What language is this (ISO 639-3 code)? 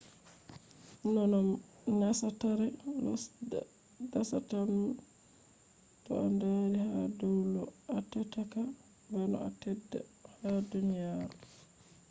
ful